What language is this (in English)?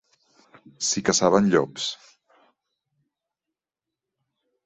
Catalan